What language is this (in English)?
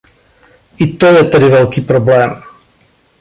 Czech